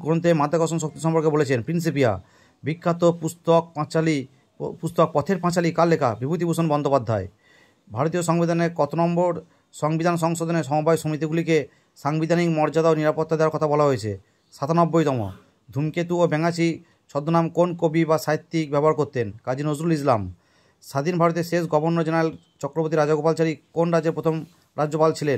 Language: Bangla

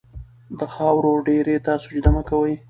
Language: Pashto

